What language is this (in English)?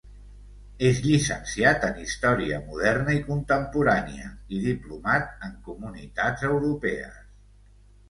Catalan